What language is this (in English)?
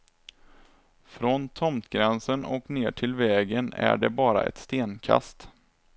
Swedish